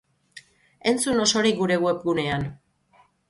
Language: Basque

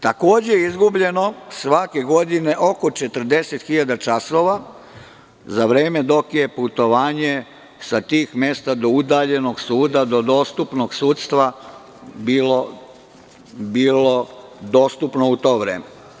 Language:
Serbian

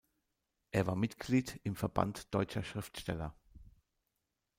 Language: German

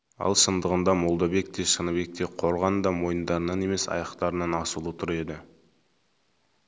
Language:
Kazakh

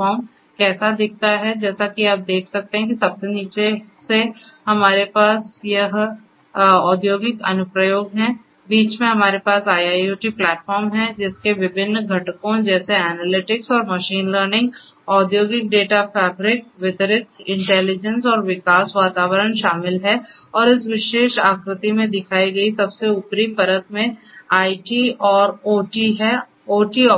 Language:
Hindi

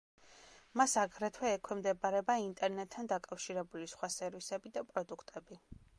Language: Georgian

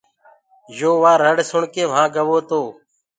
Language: Gurgula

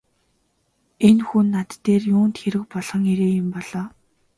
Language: Mongolian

